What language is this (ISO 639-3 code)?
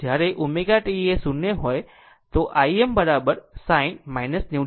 guj